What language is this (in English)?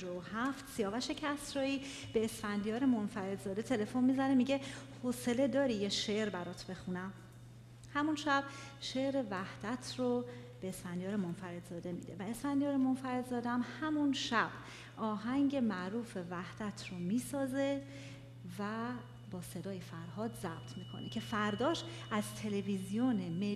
Persian